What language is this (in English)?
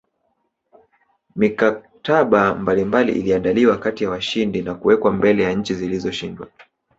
Swahili